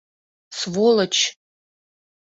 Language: Mari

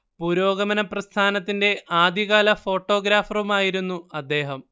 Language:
Malayalam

